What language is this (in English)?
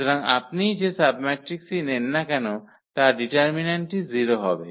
Bangla